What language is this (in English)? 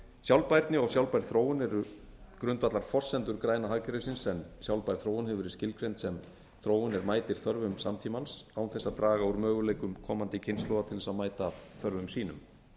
Icelandic